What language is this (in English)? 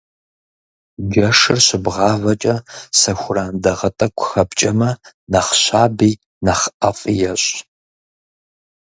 Kabardian